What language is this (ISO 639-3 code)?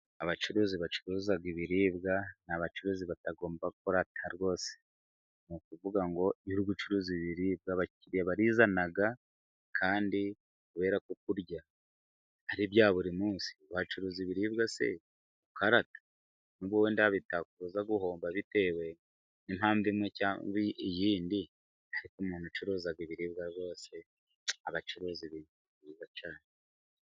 kin